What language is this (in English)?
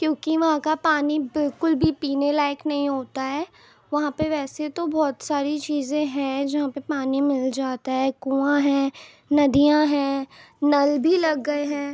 Urdu